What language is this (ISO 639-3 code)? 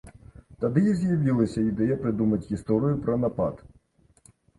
bel